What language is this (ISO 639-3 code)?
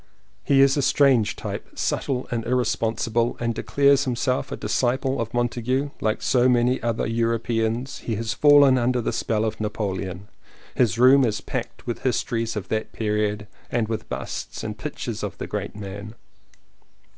eng